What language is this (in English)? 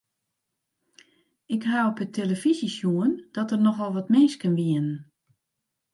Western Frisian